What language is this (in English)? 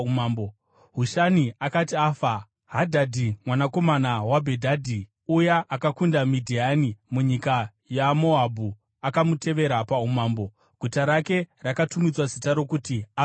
Shona